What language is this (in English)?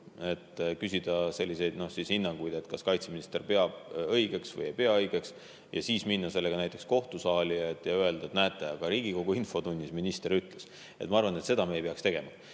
Estonian